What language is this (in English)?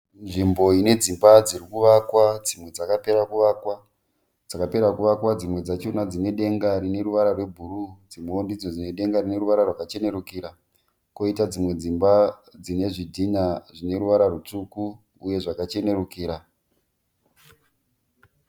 Shona